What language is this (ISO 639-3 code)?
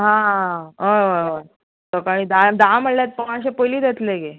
kok